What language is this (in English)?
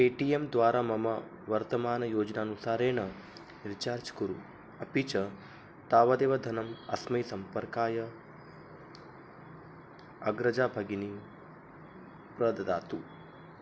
Sanskrit